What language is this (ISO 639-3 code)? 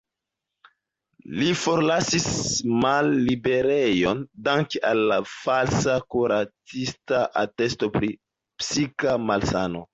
epo